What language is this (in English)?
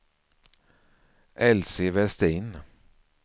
Swedish